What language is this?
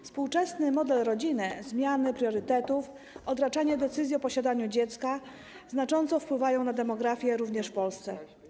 Polish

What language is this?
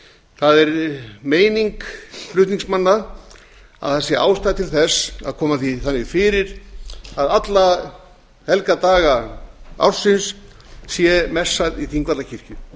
Icelandic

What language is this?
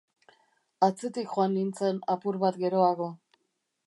Basque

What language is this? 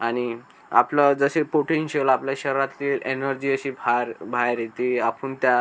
Marathi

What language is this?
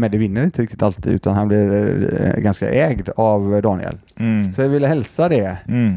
Swedish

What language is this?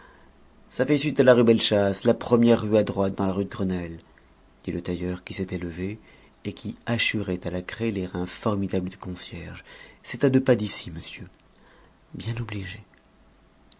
French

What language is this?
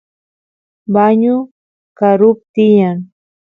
Santiago del Estero Quichua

